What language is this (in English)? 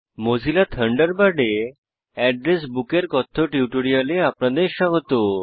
Bangla